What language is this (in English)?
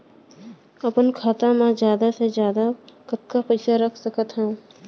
Chhattisgarhi